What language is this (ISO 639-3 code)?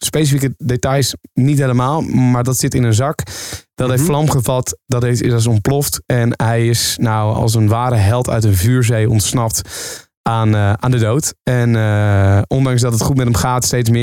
nld